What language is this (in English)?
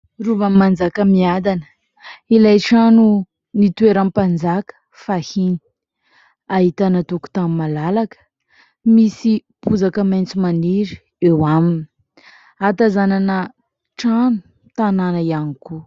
Malagasy